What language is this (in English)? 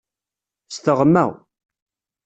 Kabyle